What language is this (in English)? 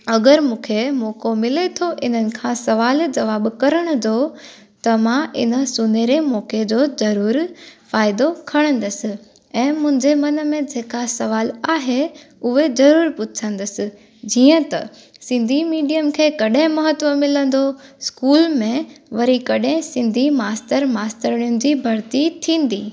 Sindhi